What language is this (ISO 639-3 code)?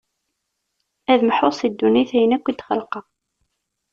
kab